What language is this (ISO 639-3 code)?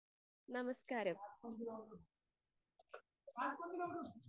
mal